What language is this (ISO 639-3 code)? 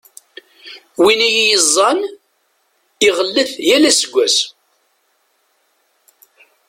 kab